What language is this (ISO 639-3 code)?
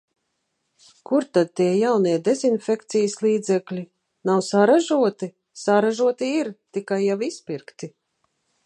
lav